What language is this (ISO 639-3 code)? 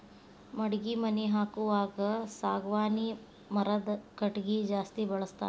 kan